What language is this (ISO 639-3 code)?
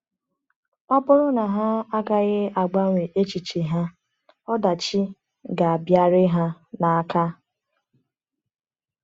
ibo